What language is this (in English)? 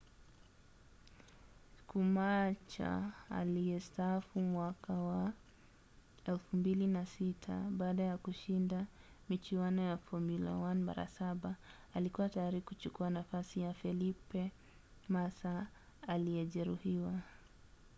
Swahili